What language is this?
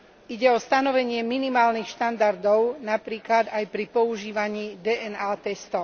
Slovak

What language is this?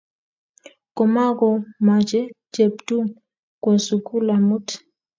Kalenjin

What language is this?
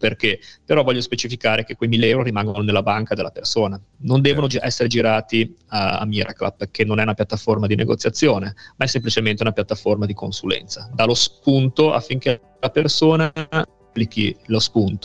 Italian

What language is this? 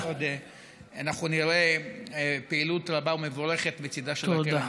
Hebrew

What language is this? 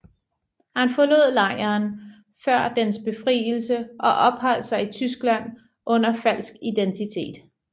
Danish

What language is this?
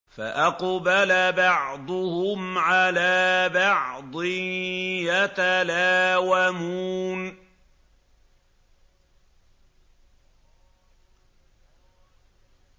Arabic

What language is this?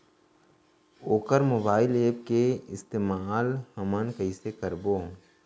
Chhattisgarhi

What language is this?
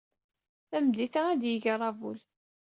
Kabyle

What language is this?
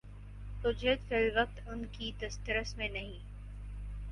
Urdu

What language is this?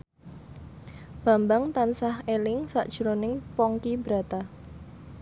Javanese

